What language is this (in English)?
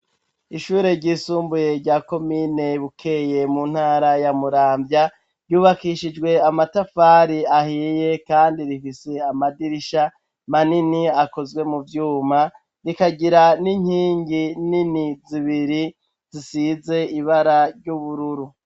Rundi